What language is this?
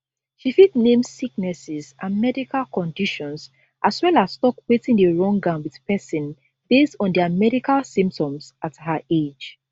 Nigerian Pidgin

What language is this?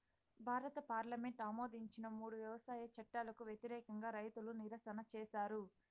Telugu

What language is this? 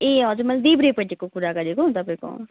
Nepali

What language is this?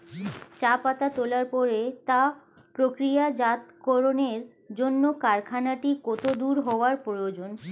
Bangla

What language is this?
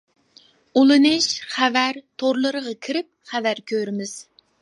Uyghur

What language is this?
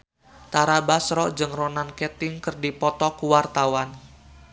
Sundanese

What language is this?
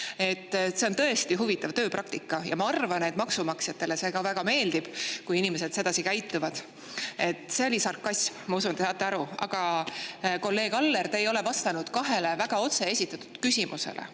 Estonian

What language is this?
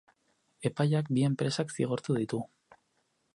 Basque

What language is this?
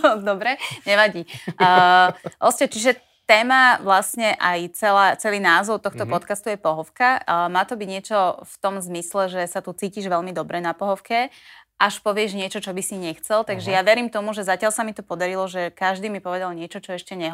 Slovak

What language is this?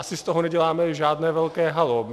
Czech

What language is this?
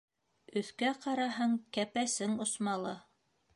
Bashkir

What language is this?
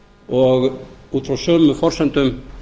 Icelandic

